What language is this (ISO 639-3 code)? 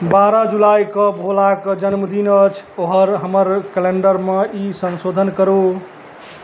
mai